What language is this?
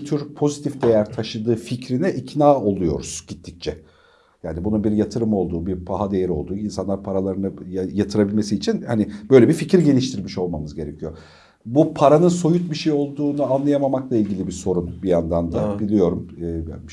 Turkish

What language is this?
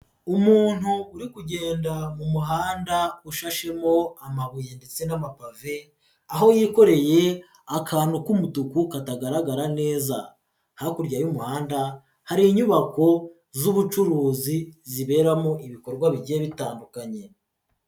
Kinyarwanda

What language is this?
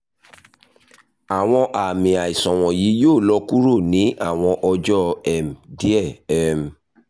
Yoruba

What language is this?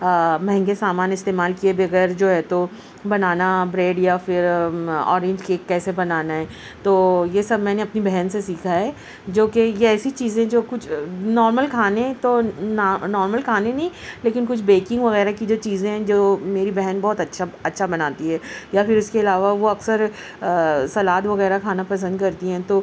Urdu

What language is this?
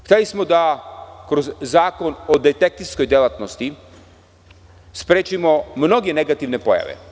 Serbian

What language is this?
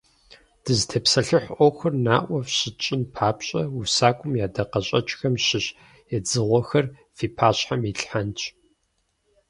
Kabardian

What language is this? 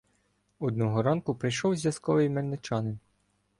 Ukrainian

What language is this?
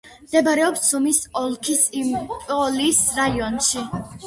Georgian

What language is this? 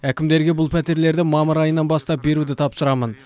Kazakh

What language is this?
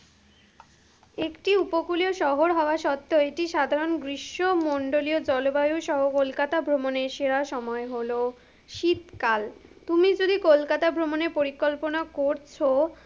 Bangla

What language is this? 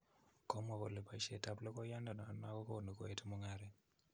Kalenjin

